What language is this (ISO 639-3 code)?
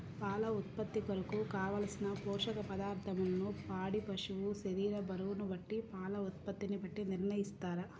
tel